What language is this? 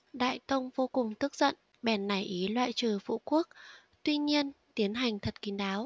Vietnamese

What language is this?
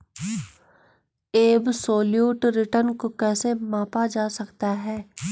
Hindi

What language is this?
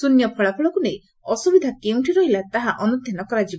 Odia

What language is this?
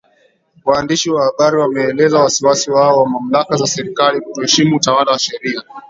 Swahili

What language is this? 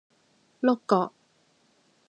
Cantonese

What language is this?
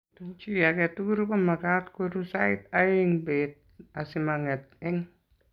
Kalenjin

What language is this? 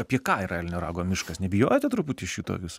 Lithuanian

